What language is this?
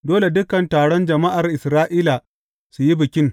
Hausa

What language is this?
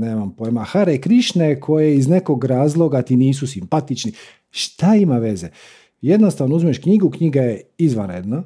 Croatian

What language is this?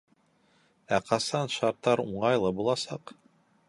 Bashkir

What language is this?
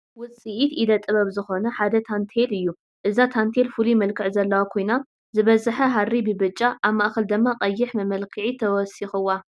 Tigrinya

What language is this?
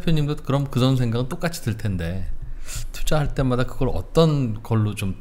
Korean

